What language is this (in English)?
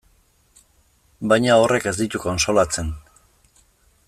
Basque